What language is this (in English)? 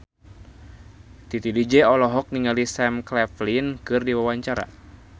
Sundanese